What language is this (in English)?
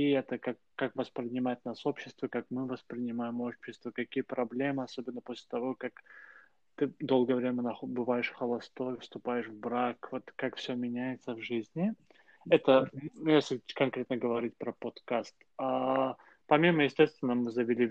Russian